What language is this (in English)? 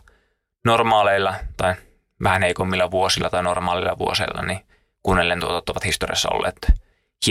Finnish